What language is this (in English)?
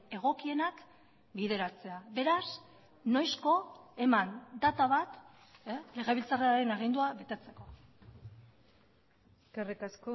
Basque